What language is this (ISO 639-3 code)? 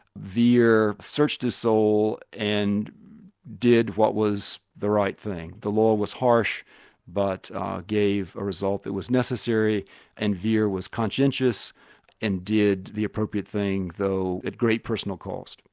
eng